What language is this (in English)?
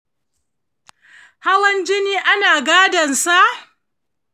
Hausa